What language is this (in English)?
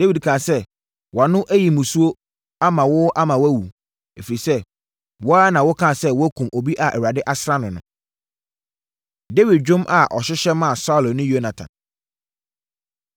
Akan